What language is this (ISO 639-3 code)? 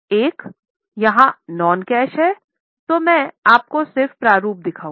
hin